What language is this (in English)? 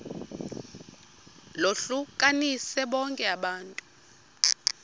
Xhosa